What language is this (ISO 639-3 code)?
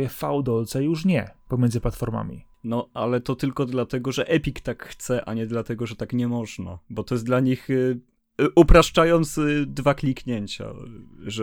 pol